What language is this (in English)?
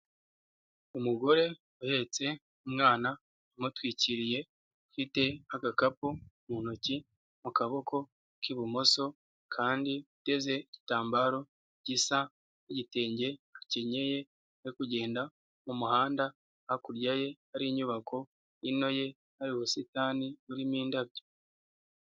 Kinyarwanda